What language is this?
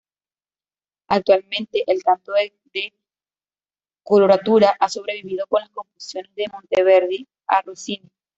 Spanish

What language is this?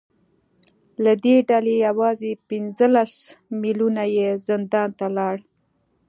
Pashto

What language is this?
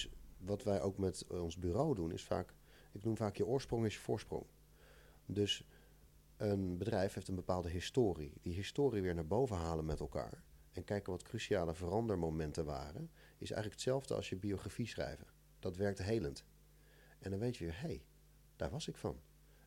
Dutch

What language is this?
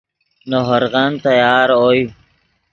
Yidgha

